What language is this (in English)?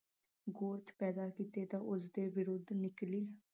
Punjabi